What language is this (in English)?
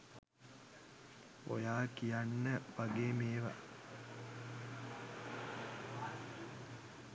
Sinhala